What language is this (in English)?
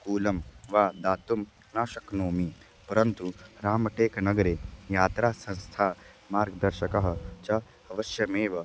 Sanskrit